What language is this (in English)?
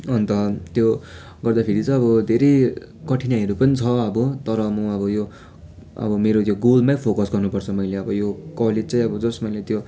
Nepali